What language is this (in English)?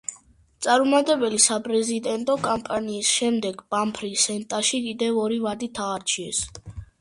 Georgian